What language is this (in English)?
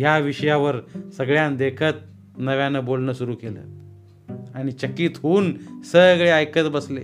Marathi